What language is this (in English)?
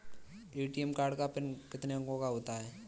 Hindi